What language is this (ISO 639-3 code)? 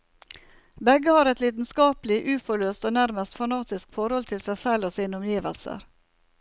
nor